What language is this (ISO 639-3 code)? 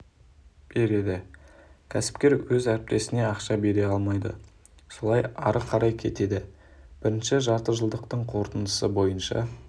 kaz